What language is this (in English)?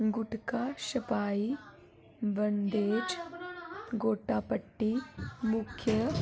Dogri